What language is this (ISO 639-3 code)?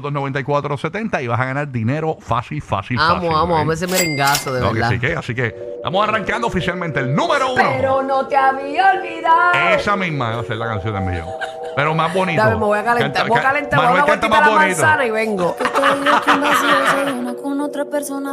spa